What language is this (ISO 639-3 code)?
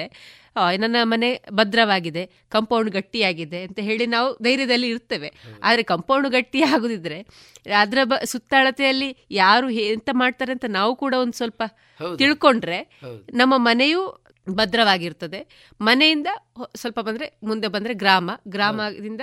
kan